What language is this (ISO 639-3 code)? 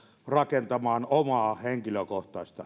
fin